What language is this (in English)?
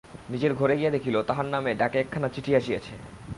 Bangla